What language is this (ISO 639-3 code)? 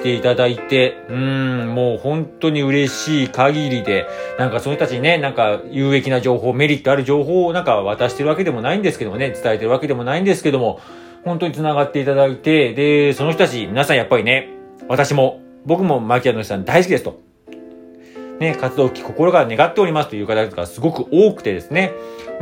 jpn